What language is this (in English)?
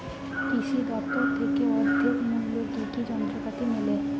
Bangla